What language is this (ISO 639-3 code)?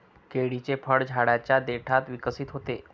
mar